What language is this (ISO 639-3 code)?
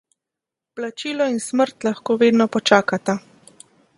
slv